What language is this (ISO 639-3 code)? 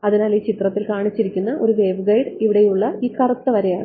mal